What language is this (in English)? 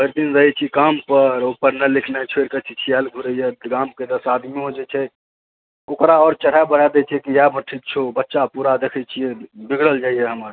Maithili